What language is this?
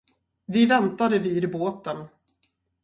Swedish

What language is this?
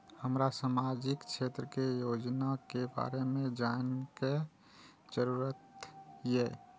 Maithili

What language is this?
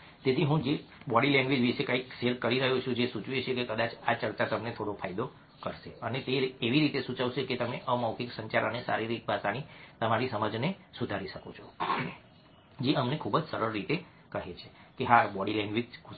Gujarati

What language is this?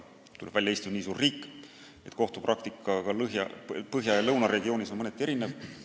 Estonian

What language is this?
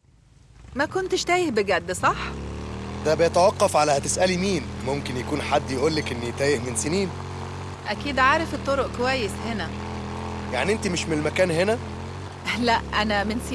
Arabic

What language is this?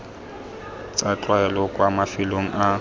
Tswana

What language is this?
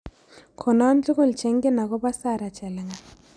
Kalenjin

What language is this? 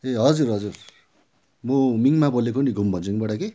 Nepali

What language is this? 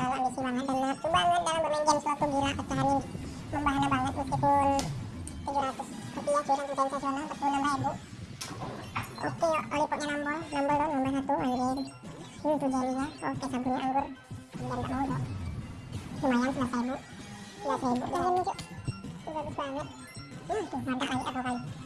Indonesian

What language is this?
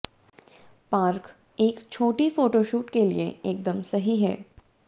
Hindi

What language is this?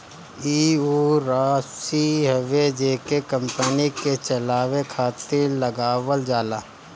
Bhojpuri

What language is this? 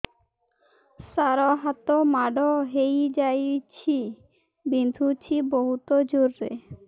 Odia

